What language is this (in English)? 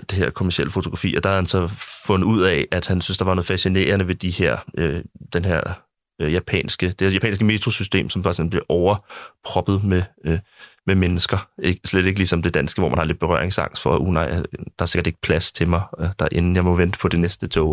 Danish